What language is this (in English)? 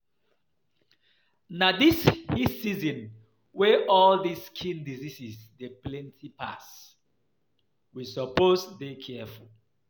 Nigerian Pidgin